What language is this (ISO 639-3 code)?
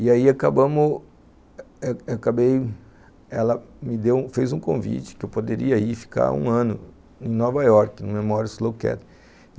por